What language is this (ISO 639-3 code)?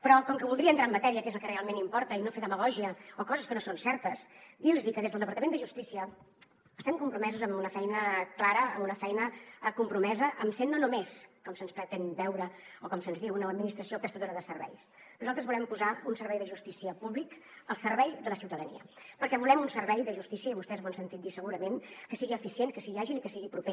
cat